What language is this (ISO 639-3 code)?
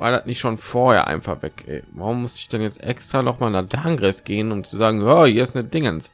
deu